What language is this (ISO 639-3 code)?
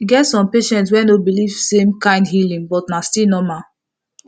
pcm